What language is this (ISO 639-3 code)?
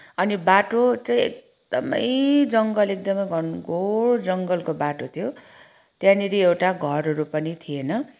nep